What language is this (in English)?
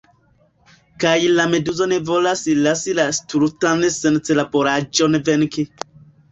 Esperanto